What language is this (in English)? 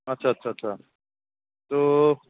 Assamese